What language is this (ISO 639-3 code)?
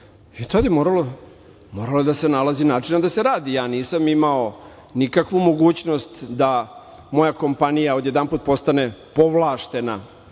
srp